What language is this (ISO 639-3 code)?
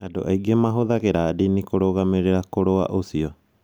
kik